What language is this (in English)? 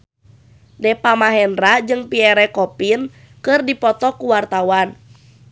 Sundanese